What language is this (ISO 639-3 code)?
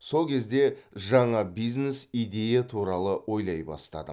kaz